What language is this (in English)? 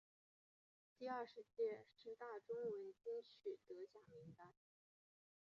Chinese